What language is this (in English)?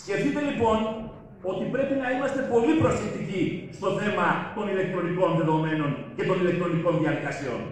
Greek